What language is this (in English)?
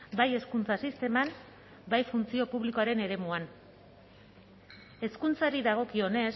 Basque